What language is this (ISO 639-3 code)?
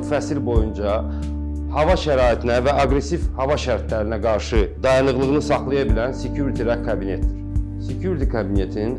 tur